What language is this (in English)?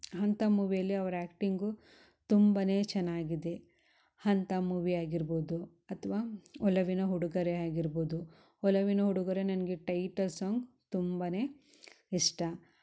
Kannada